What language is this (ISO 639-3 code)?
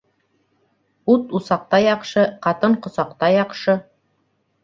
bak